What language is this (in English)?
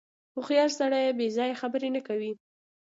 Pashto